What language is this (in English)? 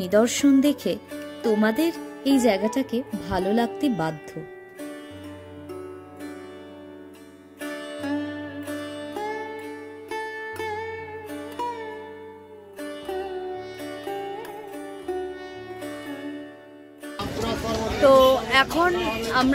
Hindi